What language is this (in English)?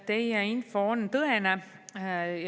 Estonian